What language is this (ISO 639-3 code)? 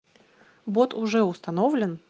rus